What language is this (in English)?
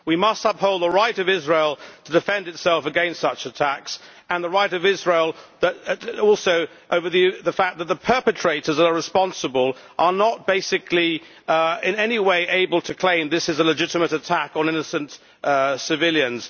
English